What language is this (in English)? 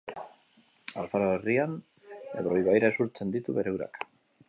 Basque